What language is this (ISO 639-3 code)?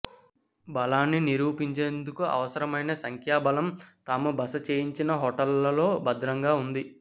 tel